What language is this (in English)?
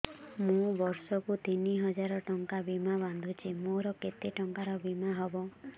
Odia